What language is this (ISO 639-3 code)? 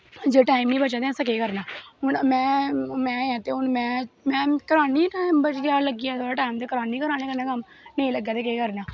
doi